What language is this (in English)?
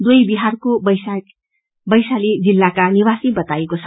Nepali